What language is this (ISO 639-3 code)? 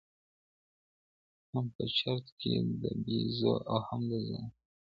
pus